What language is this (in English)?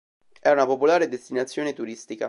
Italian